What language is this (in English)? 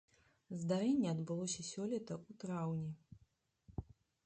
Belarusian